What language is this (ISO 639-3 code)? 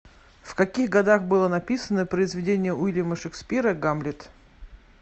rus